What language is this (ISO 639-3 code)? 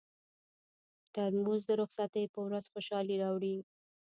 pus